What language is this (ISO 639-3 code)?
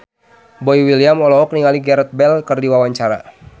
sun